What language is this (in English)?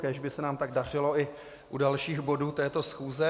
Czech